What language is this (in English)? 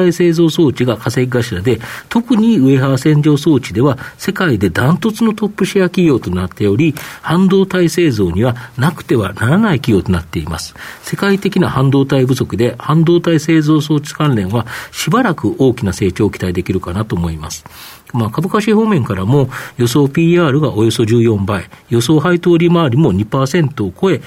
Japanese